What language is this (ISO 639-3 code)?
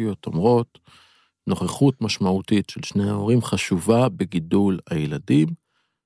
heb